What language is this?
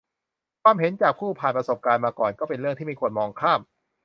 Thai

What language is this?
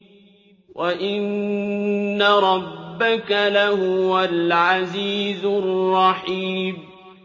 Arabic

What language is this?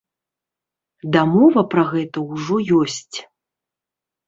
Belarusian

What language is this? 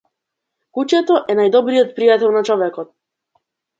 Macedonian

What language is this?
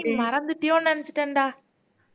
Tamil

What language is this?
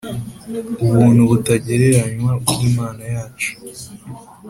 Kinyarwanda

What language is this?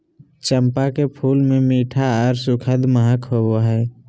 Magahi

